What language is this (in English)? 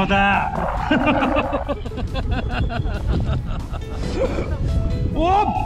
Japanese